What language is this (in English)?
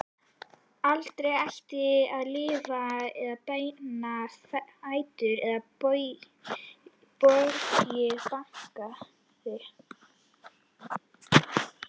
Icelandic